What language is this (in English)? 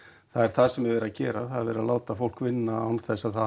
Icelandic